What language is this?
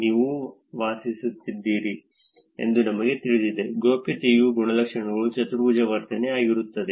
Kannada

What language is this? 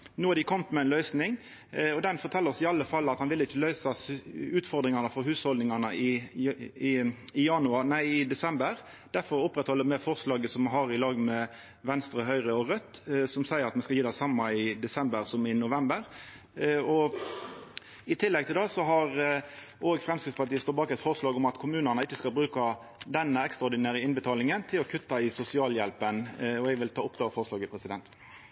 Norwegian Nynorsk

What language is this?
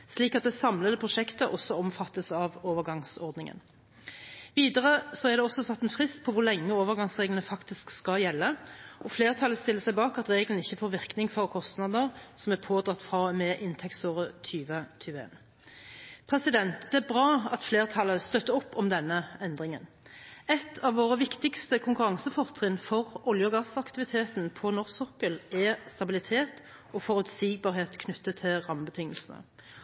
Norwegian Bokmål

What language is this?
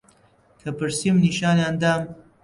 Central Kurdish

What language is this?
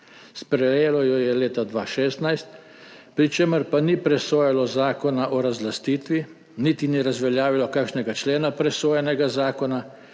Slovenian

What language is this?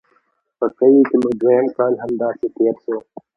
Pashto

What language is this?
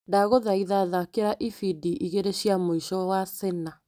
Kikuyu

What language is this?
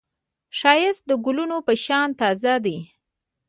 Pashto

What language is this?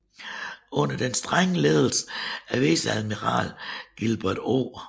Danish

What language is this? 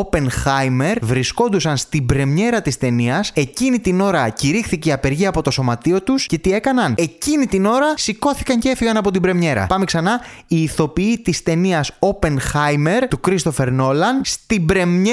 Greek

